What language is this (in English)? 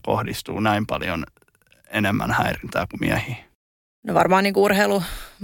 Finnish